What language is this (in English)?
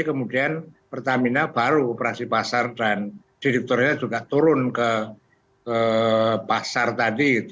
Indonesian